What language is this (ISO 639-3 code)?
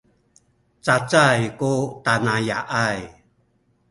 szy